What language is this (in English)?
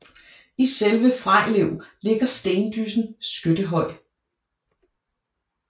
Danish